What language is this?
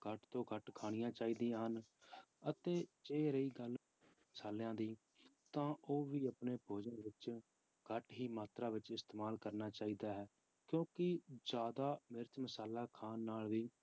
Punjabi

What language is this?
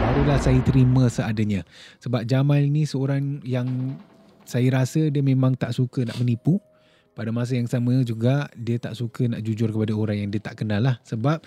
Malay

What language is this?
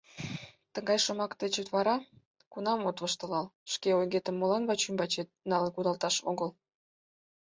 Mari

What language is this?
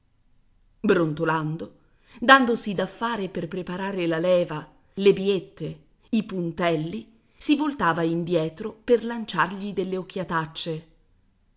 Italian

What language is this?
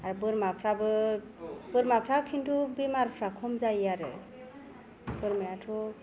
Bodo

